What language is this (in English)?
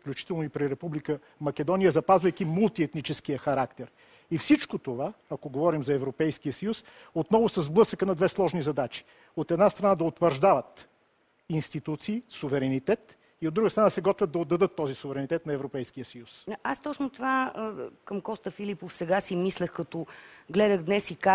Bulgarian